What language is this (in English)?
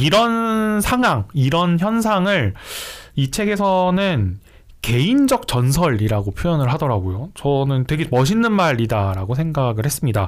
Korean